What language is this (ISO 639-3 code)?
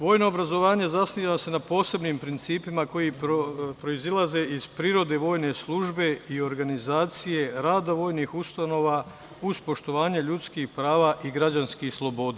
srp